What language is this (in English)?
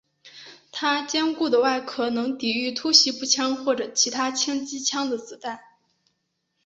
Chinese